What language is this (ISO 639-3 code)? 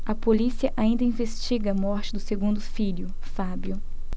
por